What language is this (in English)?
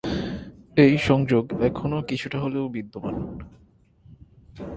Bangla